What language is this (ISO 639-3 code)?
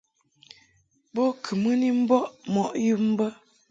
mhk